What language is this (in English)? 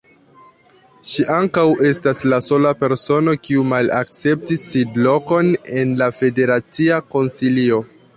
Esperanto